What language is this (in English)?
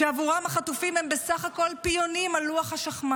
Hebrew